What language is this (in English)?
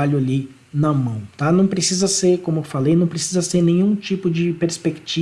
Portuguese